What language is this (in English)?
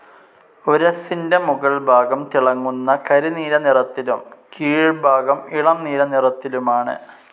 Malayalam